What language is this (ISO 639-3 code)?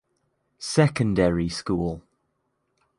eng